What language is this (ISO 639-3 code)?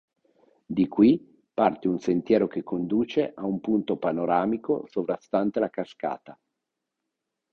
ita